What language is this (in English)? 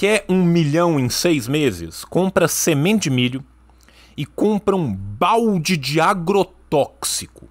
Portuguese